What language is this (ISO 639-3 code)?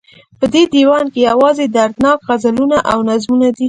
pus